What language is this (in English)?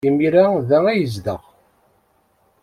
Kabyle